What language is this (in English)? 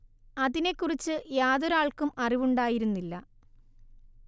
Malayalam